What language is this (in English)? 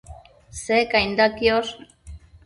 Matsés